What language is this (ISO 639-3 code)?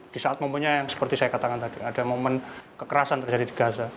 ind